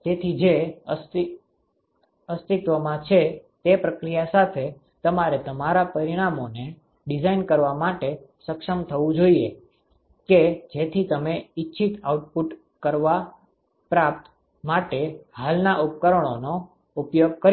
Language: Gujarati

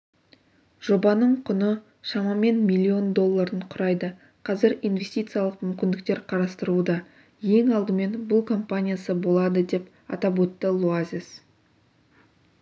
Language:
Kazakh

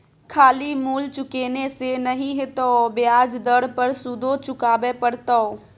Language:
Maithili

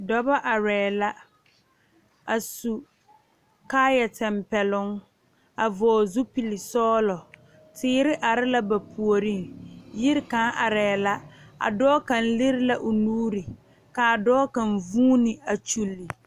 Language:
Southern Dagaare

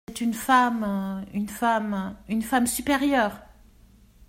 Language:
French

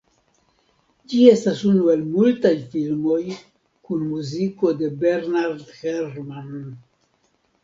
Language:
Esperanto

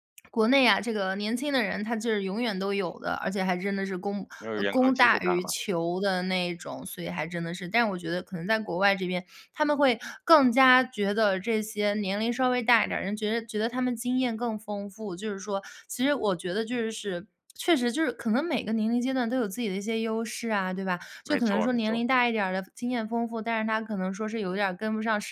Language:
Chinese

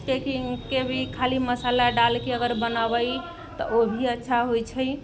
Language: Maithili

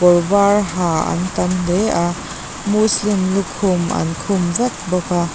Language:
Mizo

